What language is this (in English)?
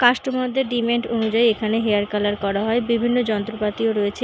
Bangla